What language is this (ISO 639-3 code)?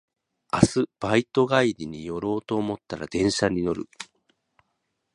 jpn